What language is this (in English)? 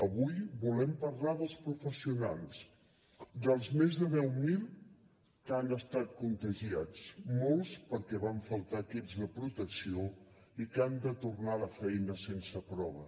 Catalan